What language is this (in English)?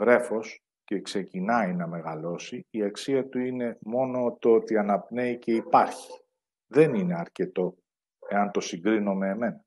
Greek